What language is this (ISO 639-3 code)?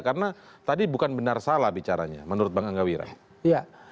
ind